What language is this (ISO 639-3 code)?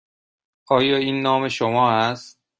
fas